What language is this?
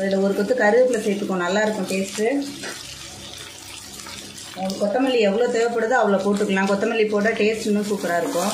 Tamil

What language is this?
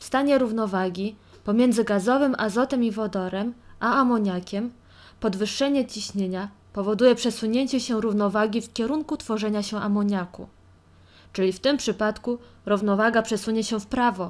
Polish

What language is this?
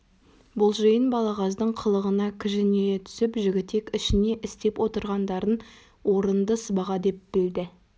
Kazakh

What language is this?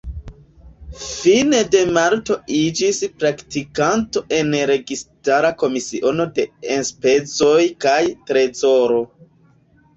Esperanto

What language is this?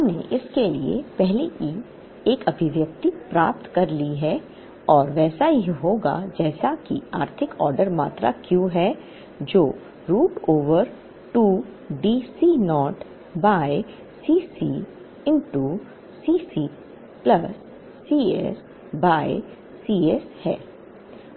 Hindi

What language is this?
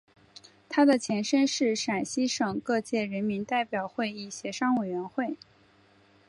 Chinese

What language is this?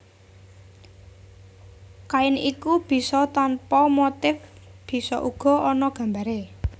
Javanese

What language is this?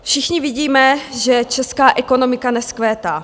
Czech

